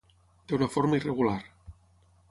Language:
Catalan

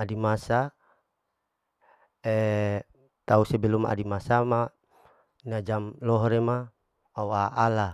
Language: Larike-Wakasihu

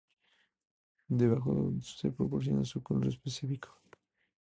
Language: Spanish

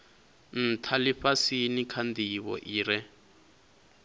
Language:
Venda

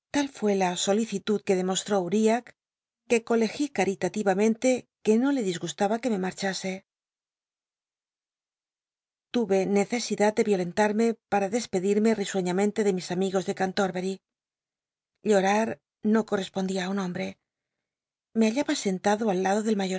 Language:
Spanish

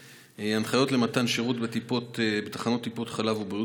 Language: Hebrew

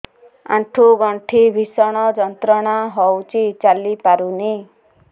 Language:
Odia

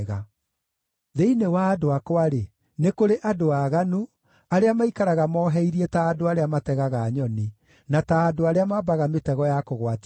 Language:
Kikuyu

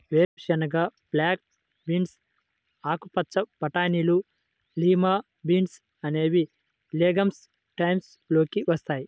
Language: Telugu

